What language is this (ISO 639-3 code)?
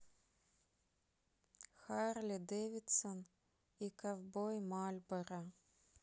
rus